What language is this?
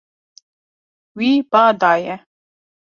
Kurdish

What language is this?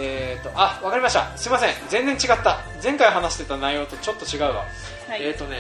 Japanese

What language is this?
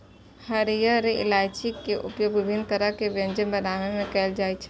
Maithili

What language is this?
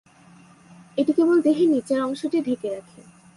Bangla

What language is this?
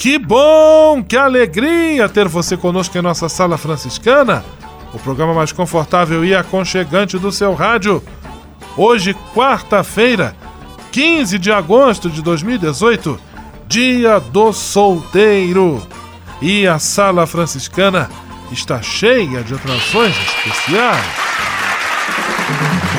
Portuguese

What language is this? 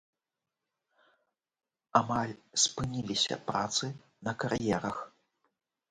Belarusian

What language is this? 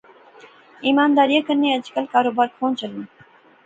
Pahari-Potwari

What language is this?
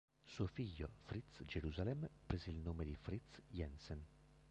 Italian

